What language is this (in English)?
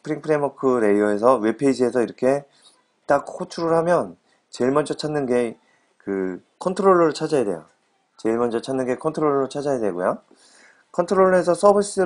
Korean